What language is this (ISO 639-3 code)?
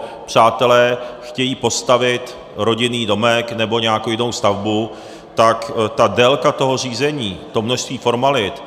ces